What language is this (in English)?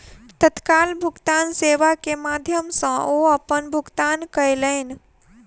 Maithili